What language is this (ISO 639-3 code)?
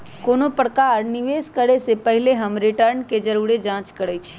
mag